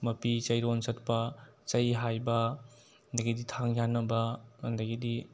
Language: Manipuri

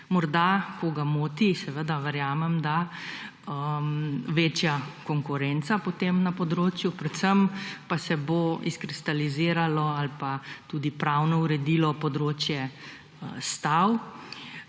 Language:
Slovenian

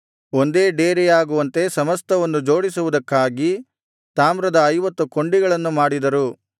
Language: Kannada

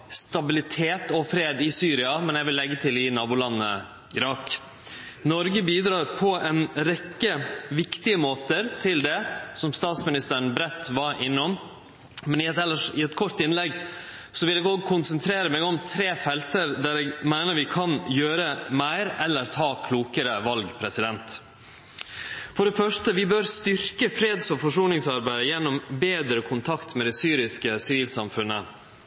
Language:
Norwegian Nynorsk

